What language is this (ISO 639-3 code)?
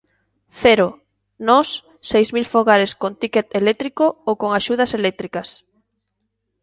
glg